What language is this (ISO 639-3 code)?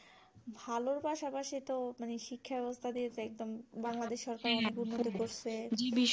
ben